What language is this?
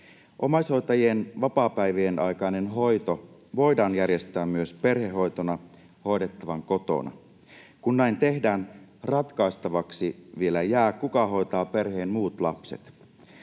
Finnish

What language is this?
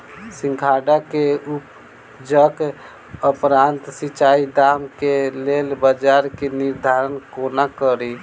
Maithili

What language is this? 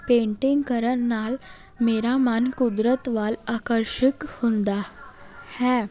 Punjabi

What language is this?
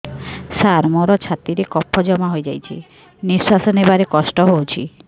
Odia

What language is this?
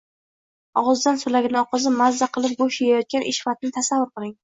Uzbek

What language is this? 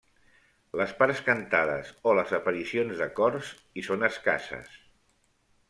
Catalan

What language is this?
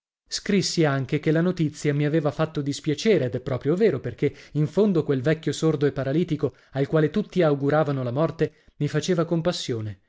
Italian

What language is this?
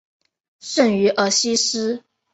Chinese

